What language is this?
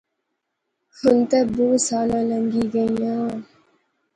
Pahari-Potwari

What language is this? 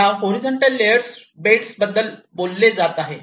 Marathi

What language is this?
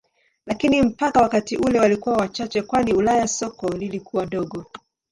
Swahili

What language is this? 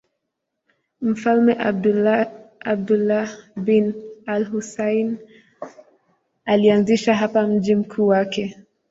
Swahili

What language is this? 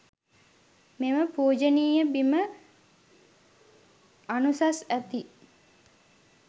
Sinhala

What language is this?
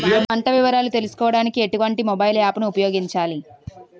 Telugu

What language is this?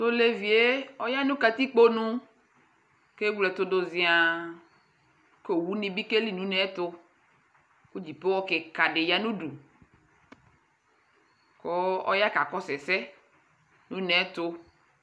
Ikposo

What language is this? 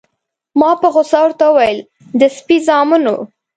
Pashto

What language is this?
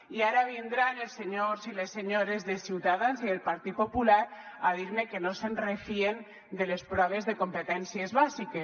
Catalan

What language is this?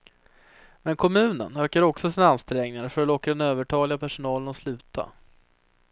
Swedish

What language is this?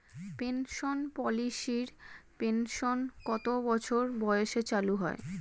Bangla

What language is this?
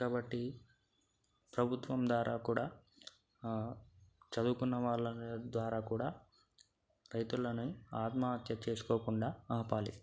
Telugu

